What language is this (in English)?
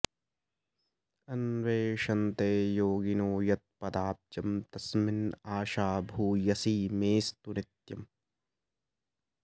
Sanskrit